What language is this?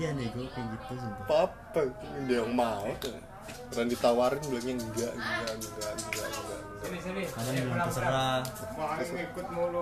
Malay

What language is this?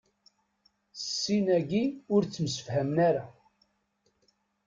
Kabyle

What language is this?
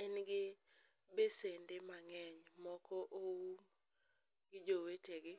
Luo (Kenya and Tanzania)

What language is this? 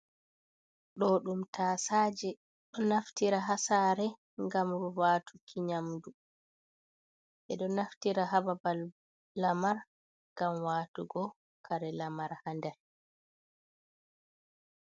Fula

